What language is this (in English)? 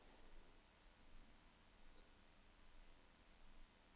Danish